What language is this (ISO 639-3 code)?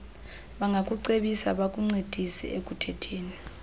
xho